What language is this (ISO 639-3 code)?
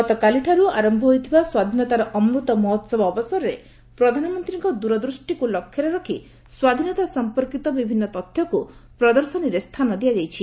ori